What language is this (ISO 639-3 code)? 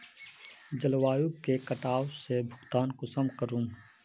mag